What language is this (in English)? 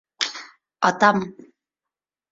Bashkir